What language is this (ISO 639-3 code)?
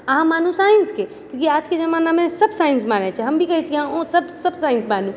mai